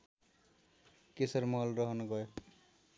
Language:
Nepali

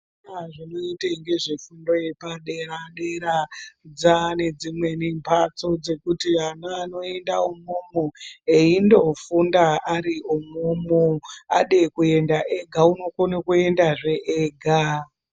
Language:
Ndau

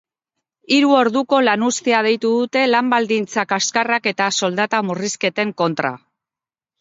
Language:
Basque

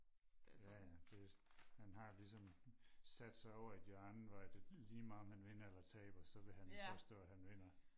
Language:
Danish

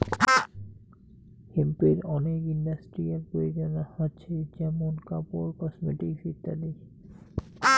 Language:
Bangla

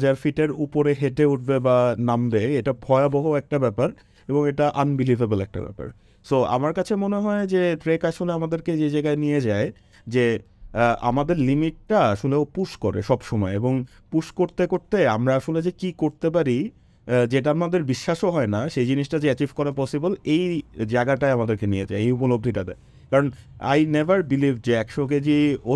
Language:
Bangla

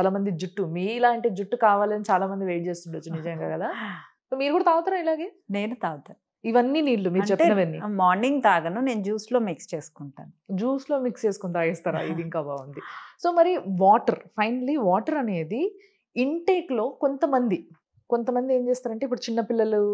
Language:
Telugu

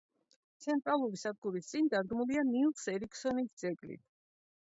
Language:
Georgian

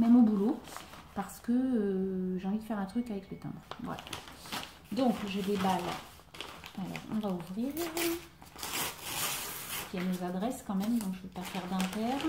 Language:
French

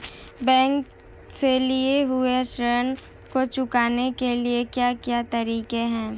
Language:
Hindi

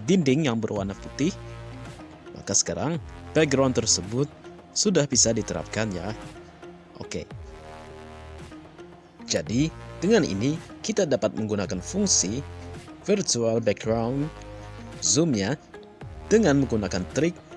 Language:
Indonesian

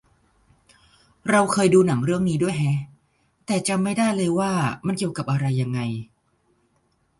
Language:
Thai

